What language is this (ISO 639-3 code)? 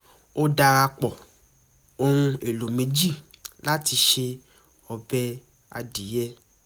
yor